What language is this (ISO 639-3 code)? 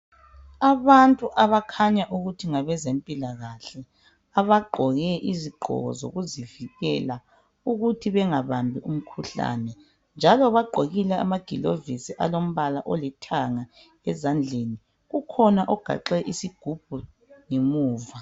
nde